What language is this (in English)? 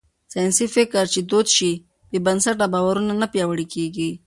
Pashto